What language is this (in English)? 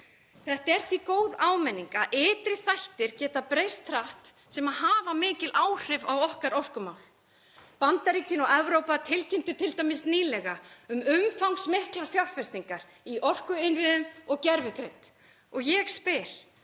Icelandic